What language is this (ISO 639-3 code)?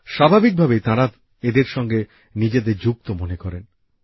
ben